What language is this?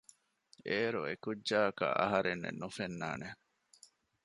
Divehi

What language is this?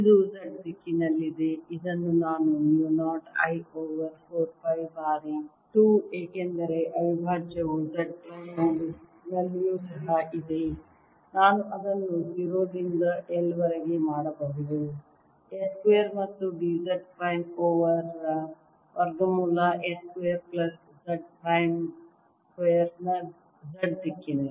Kannada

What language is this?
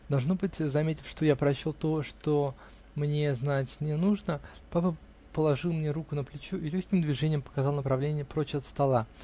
Russian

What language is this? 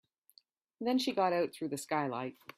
English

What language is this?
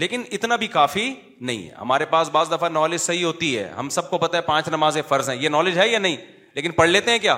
Urdu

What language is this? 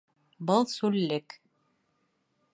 Bashkir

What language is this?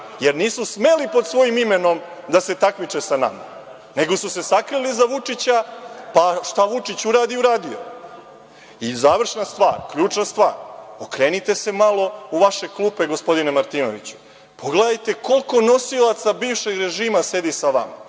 Serbian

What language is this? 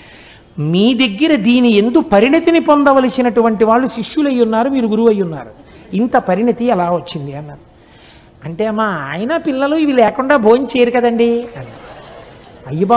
Telugu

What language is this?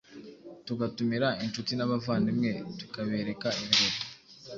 Kinyarwanda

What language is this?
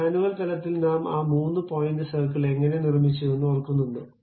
Malayalam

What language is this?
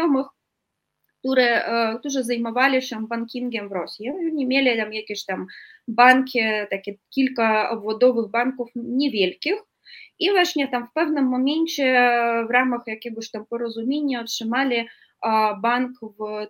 Polish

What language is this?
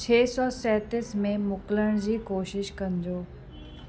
Sindhi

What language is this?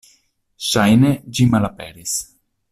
Esperanto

